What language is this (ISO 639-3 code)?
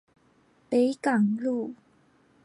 zho